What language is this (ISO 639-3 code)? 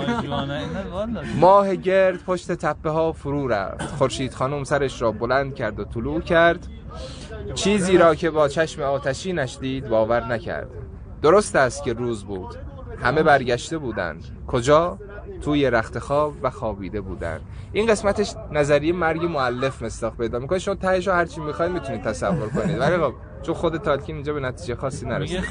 fas